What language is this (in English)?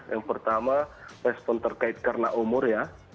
Indonesian